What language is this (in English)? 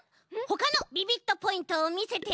Japanese